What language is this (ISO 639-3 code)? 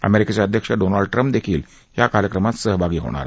mar